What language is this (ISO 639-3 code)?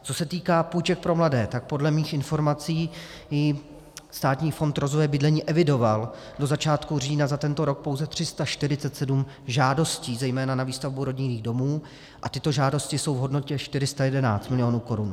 ces